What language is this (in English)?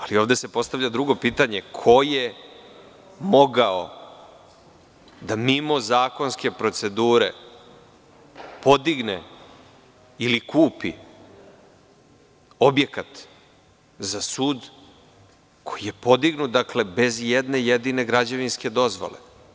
Serbian